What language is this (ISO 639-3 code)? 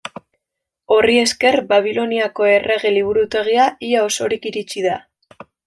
eus